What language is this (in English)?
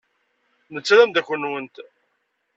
Kabyle